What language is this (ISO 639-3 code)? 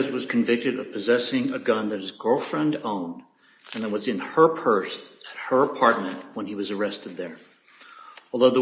eng